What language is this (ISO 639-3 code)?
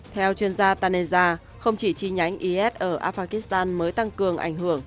vie